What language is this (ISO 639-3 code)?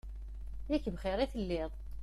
kab